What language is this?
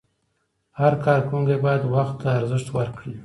Pashto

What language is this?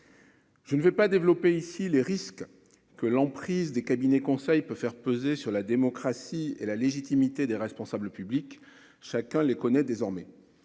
French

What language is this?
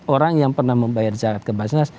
Indonesian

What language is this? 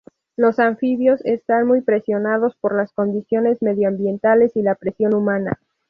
Spanish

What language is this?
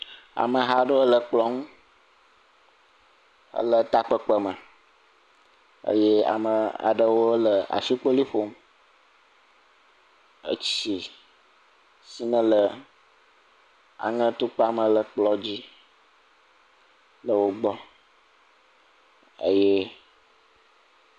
Ewe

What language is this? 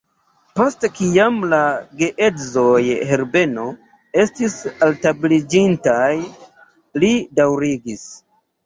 Esperanto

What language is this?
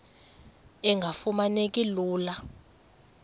Xhosa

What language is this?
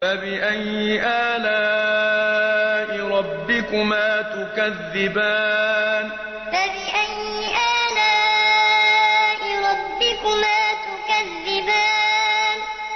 Arabic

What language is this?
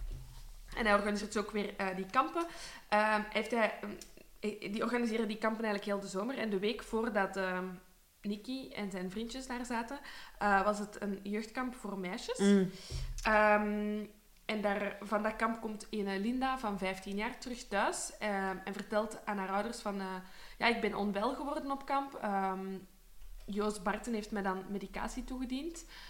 Dutch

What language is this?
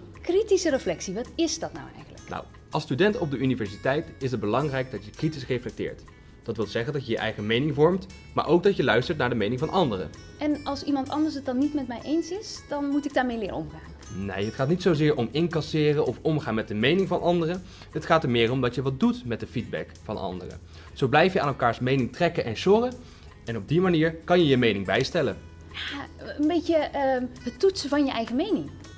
Dutch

